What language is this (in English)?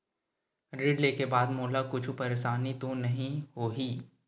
Chhattisgarhi